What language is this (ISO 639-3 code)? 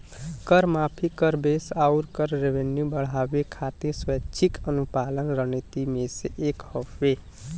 bho